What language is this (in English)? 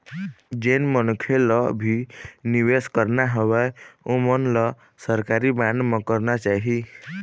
Chhattisgarhi